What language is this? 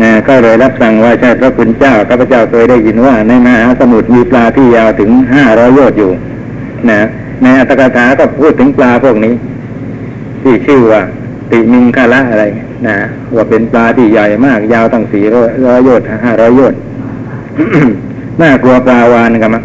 Thai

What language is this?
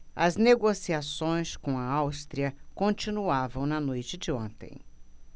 Portuguese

